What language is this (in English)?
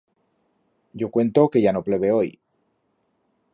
Aragonese